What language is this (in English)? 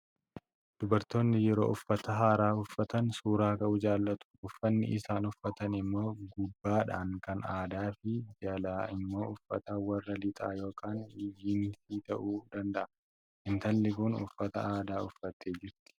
Oromo